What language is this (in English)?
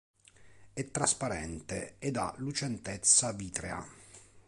Italian